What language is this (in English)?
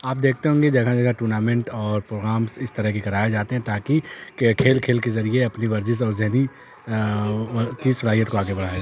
Urdu